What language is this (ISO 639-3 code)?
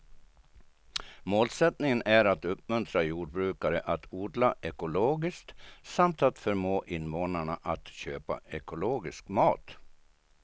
swe